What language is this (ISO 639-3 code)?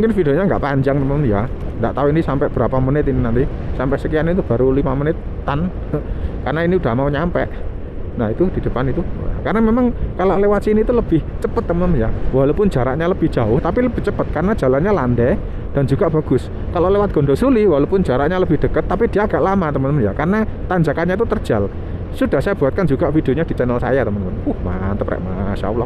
ind